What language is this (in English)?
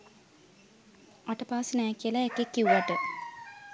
Sinhala